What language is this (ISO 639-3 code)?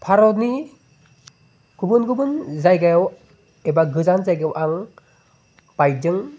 brx